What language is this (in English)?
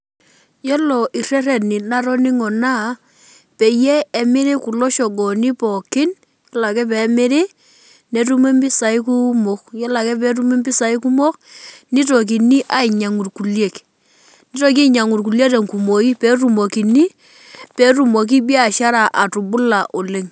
Masai